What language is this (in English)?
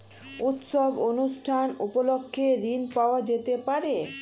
Bangla